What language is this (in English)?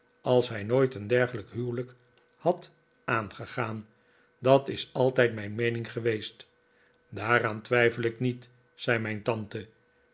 Dutch